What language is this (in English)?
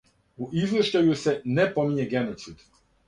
Serbian